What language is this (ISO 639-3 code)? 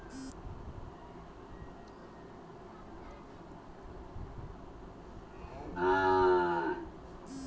mag